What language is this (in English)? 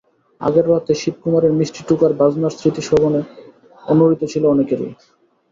Bangla